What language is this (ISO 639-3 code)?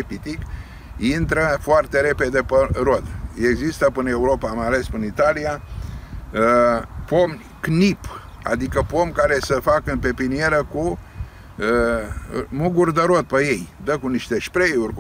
ron